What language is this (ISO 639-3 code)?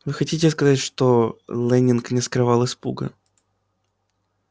rus